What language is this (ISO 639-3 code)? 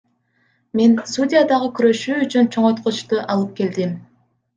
kir